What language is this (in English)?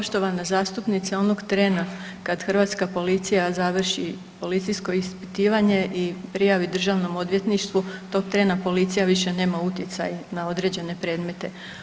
Croatian